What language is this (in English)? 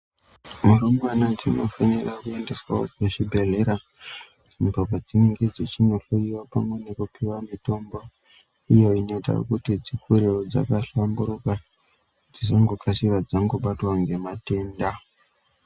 Ndau